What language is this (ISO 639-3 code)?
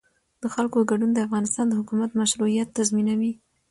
pus